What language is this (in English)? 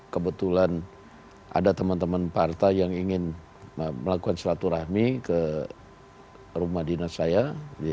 Indonesian